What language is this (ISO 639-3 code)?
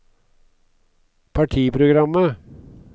nor